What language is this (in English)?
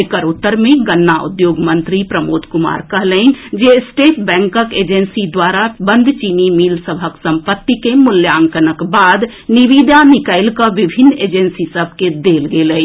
Maithili